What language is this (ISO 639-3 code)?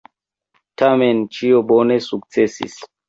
epo